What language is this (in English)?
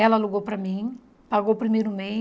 Portuguese